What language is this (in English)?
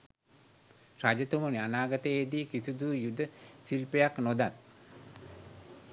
Sinhala